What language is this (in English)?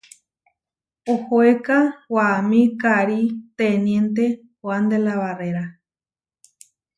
Huarijio